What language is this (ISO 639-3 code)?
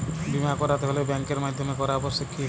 ben